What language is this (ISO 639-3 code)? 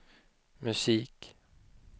swe